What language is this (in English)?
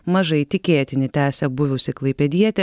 Lithuanian